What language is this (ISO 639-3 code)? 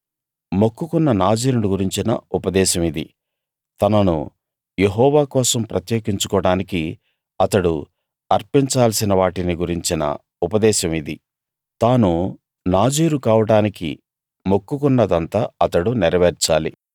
tel